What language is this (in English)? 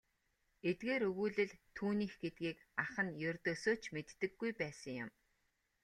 Mongolian